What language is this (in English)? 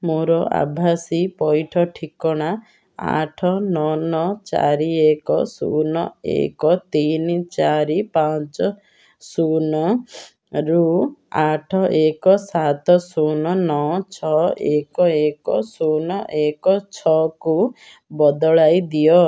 Odia